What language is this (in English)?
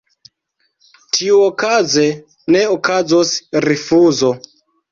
Esperanto